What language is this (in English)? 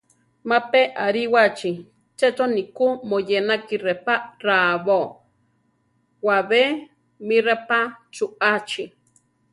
Central Tarahumara